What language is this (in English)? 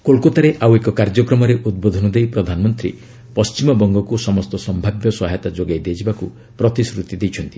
Odia